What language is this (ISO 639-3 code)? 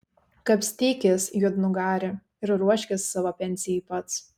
lit